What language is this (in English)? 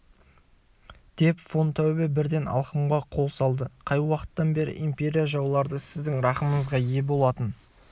Kazakh